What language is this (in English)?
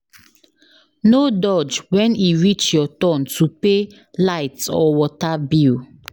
Nigerian Pidgin